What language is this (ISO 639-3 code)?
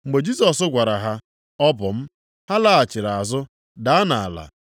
ibo